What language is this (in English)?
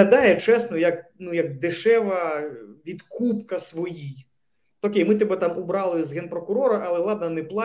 Ukrainian